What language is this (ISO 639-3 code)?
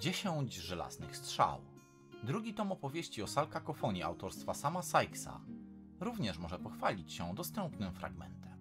pol